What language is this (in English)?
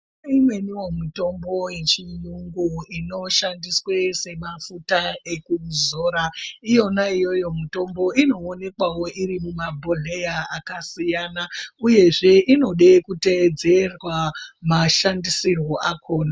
Ndau